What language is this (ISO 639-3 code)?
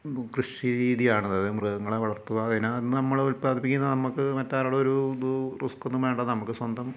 mal